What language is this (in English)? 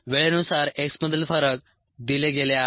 Marathi